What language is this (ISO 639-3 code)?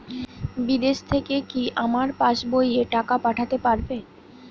ben